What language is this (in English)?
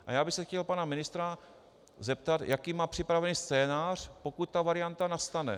Czech